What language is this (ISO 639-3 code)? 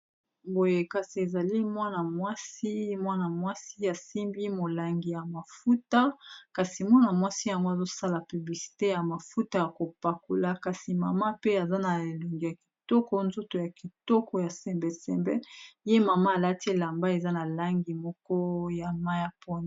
lin